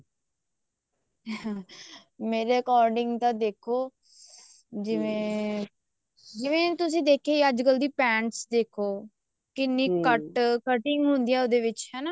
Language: Punjabi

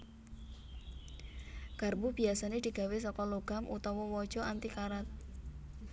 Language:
Javanese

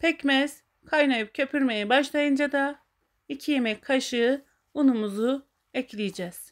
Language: Turkish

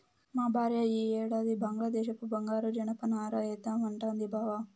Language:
Telugu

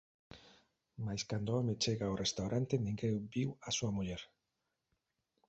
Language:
Galician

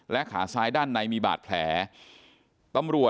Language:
Thai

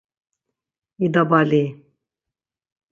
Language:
Laz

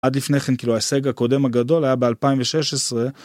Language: Hebrew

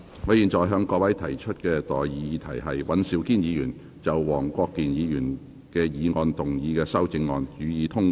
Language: Cantonese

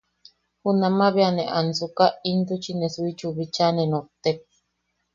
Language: Yaqui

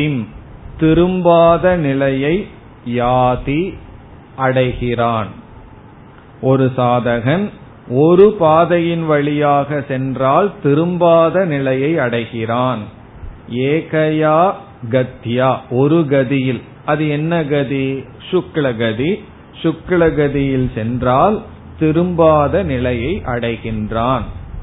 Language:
Tamil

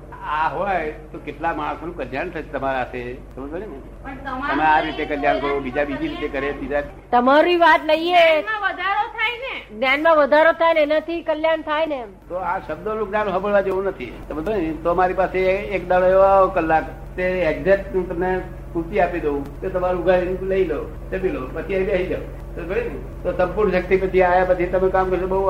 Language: Gujarati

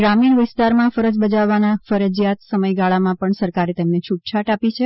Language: Gujarati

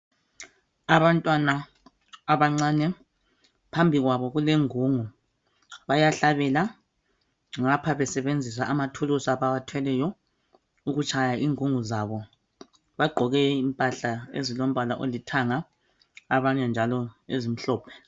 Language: North Ndebele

